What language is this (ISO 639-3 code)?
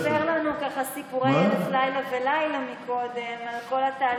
heb